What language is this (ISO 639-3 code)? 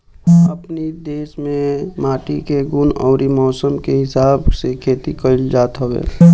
bho